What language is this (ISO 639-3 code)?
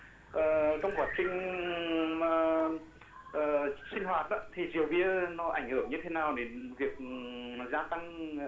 vie